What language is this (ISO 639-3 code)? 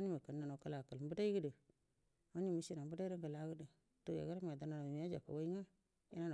bdm